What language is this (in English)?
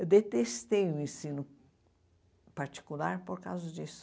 Portuguese